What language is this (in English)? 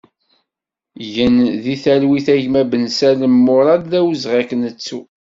Kabyle